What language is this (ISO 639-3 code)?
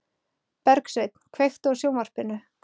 isl